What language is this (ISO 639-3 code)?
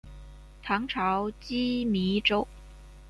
zho